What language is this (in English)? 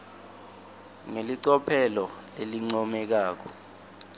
Swati